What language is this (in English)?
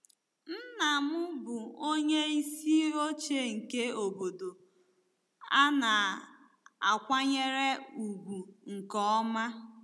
Igbo